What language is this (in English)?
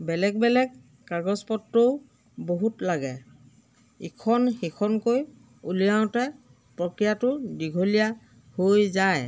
Assamese